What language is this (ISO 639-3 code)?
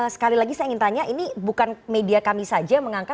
ind